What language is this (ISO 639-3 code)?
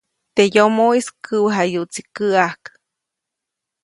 zoc